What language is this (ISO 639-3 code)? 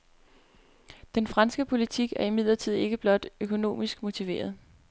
dan